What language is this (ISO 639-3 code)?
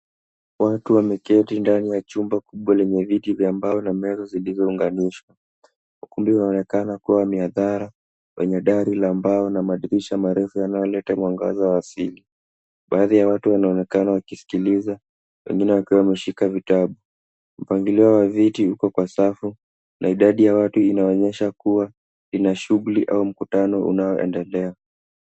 swa